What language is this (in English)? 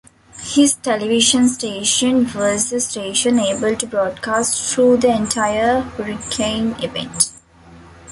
English